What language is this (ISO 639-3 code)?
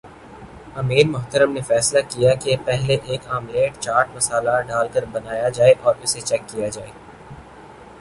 urd